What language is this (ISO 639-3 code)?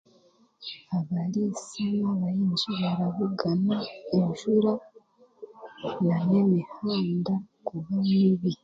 cgg